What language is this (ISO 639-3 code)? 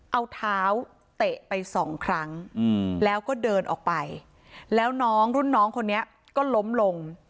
tha